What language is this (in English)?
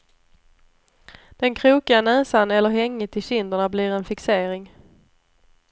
Swedish